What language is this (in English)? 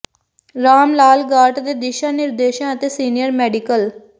Punjabi